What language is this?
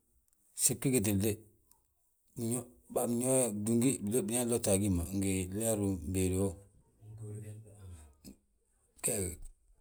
Balanta-Ganja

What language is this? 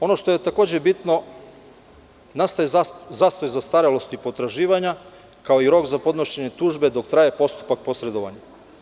Serbian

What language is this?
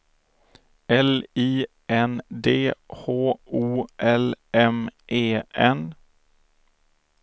Swedish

